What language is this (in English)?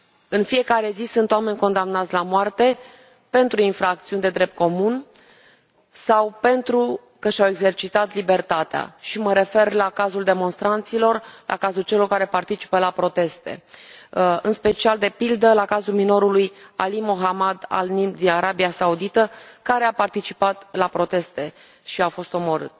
Romanian